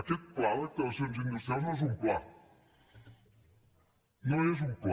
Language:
Catalan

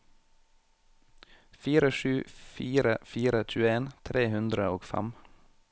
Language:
Norwegian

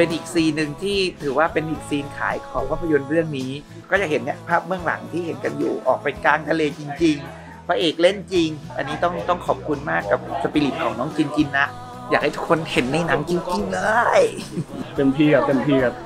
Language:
Thai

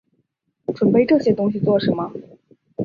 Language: Chinese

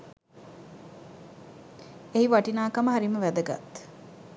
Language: Sinhala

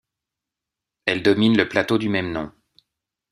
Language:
French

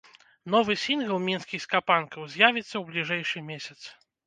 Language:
Belarusian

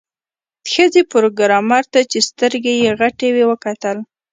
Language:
Pashto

